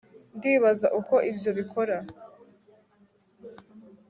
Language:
Kinyarwanda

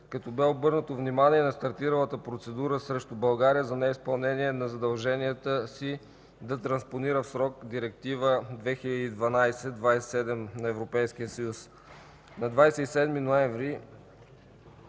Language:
Bulgarian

